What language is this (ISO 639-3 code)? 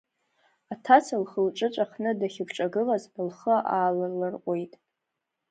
abk